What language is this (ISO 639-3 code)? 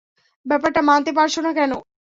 ben